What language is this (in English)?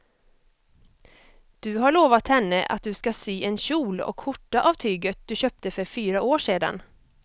Swedish